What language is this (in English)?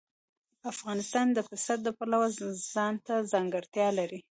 Pashto